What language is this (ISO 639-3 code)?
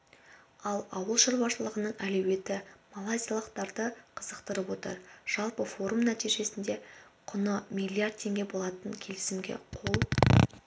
kaz